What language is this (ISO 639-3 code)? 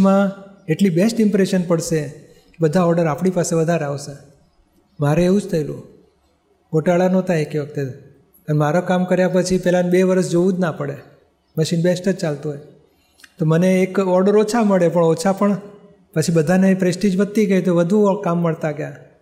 guj